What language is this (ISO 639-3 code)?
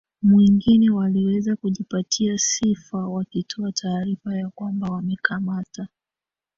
swa